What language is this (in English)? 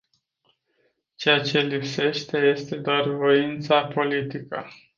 Romanian